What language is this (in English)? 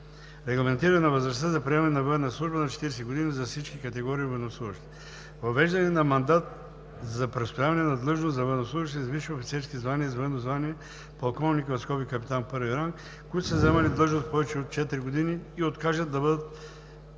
Bulgarian